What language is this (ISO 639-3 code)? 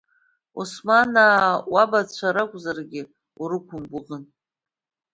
abk